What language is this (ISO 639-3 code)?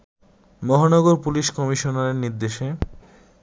ben